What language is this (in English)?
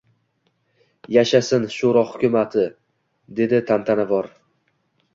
Uzbek